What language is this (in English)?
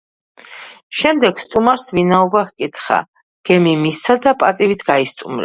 Georgian